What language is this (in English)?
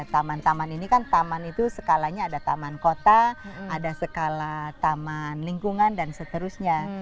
Indonesian